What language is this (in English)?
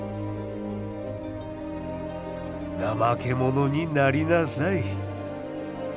Japanese